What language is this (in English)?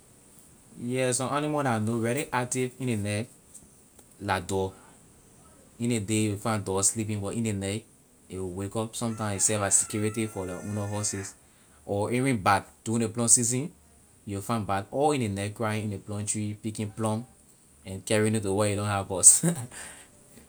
Liberian English